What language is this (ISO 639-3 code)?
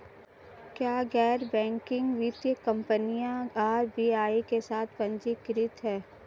hin